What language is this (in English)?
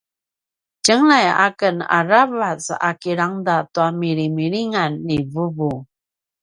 Paiwan